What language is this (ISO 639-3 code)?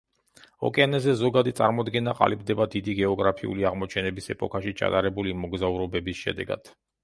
kat